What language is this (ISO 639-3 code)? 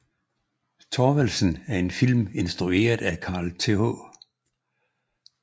dan